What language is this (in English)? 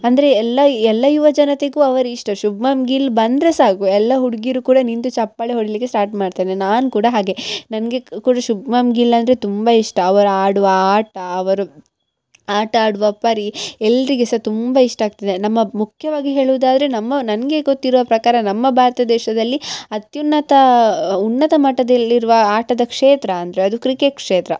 Kannada